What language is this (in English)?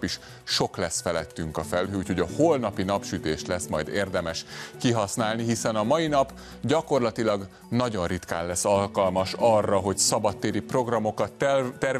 Hungarian